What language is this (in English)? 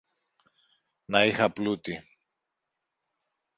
Greek